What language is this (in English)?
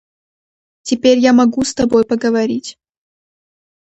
Russian